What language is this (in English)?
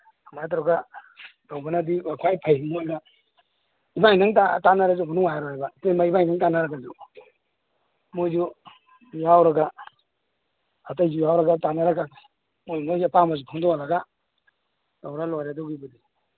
Manipuri